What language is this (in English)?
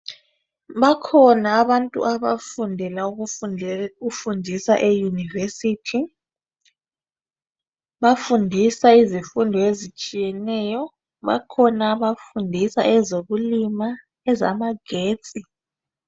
North Ndebele